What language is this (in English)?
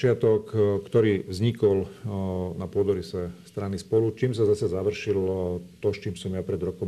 Slovak